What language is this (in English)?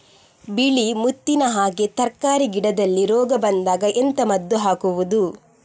Kannada